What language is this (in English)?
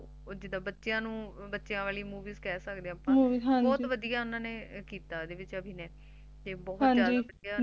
Punjabi